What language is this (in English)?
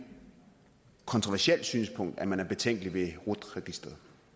Danish